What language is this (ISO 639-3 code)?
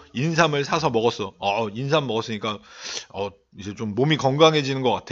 kor